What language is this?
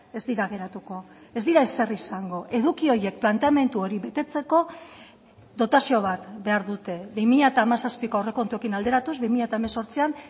Basque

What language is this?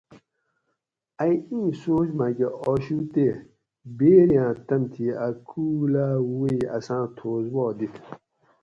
Gawri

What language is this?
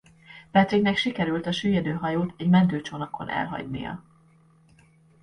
Hungarian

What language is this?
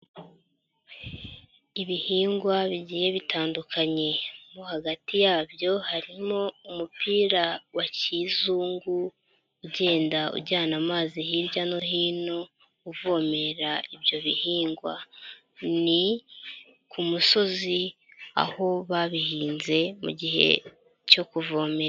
Kinyarwanda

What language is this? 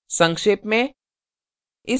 Hindi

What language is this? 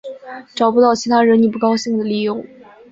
Chinese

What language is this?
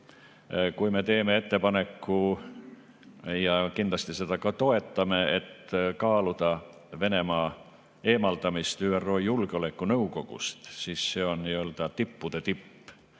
Estonian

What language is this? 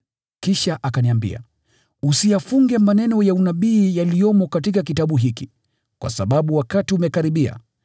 Swahili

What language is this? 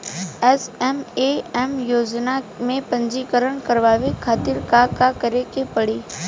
Bhojpuri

